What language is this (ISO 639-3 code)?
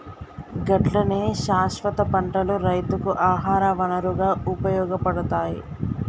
tel